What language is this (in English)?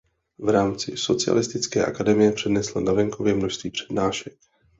Czech